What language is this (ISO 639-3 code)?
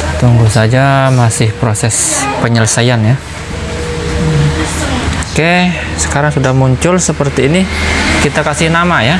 ind